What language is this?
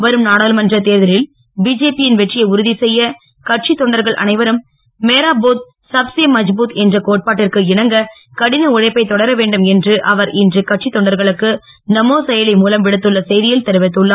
Tamil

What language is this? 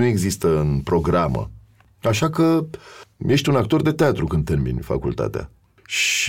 Romanian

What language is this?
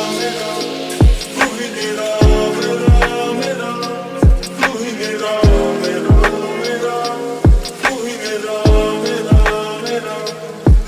Romanian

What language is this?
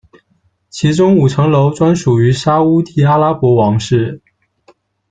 Chinese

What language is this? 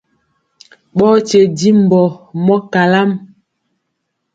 Mpiemo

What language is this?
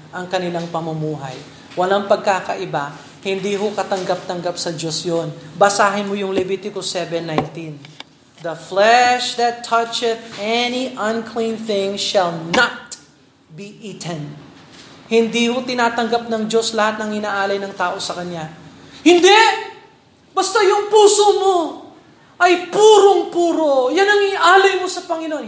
Filipino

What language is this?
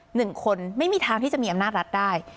Thai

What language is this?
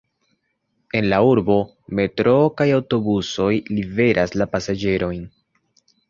Esperanto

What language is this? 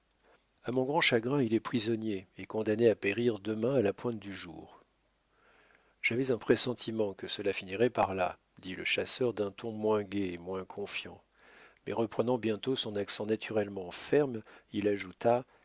French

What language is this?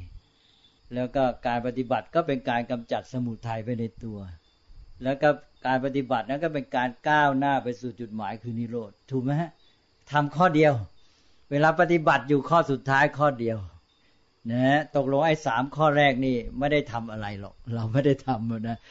Thai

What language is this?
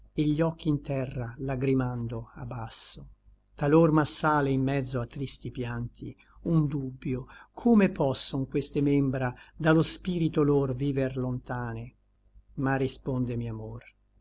Italian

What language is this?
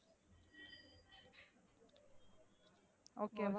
Tamil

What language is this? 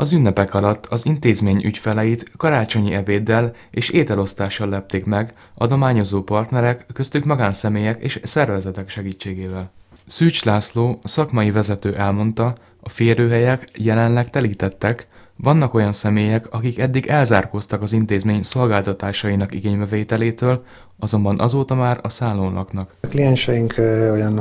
Hungarian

